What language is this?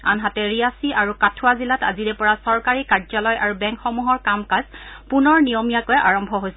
Assamese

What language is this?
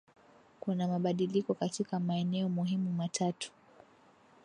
Swahili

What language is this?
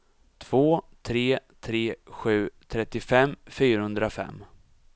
Swedish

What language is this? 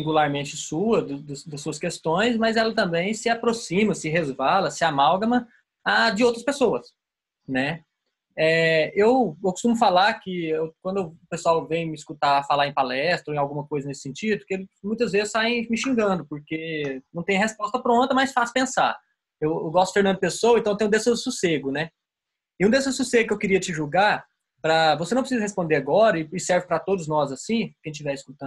Portuguese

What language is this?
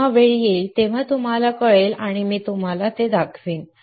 Marathi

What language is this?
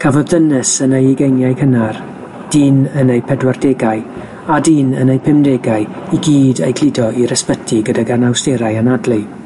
Welsh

